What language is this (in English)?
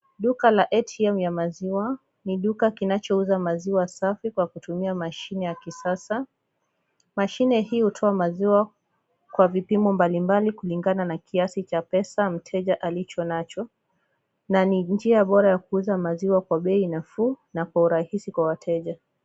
Swahili